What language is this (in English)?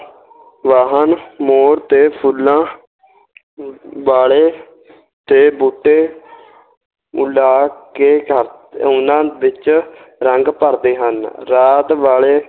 Punjabi